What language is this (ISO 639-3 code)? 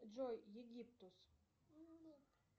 rus